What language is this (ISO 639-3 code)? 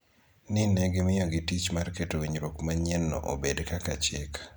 luo